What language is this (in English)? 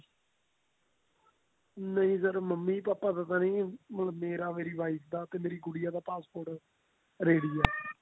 Punjabi